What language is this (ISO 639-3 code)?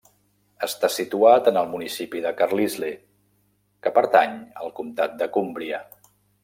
cat